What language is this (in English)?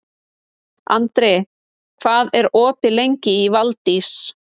Icelandic